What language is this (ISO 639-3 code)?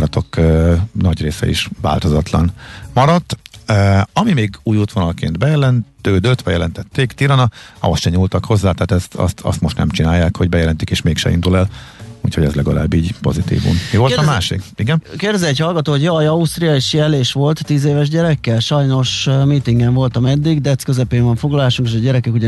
hun